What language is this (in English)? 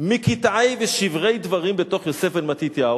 Hebrew